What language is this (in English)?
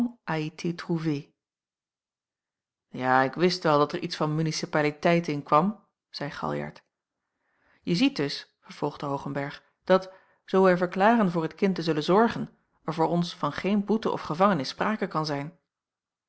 Dutch